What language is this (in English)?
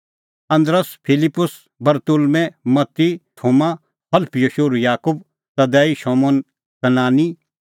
Kullu Pahari